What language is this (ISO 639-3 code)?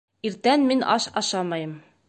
bak